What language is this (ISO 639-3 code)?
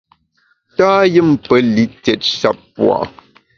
bax